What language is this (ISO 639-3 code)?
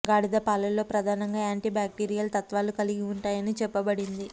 tel